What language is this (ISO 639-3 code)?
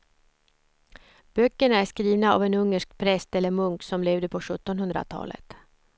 swe